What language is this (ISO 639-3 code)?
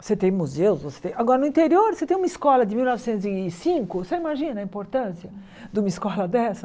por